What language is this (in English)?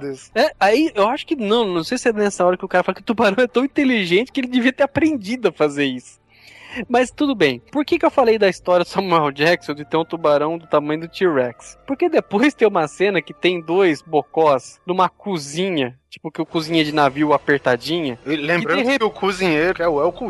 Portuguese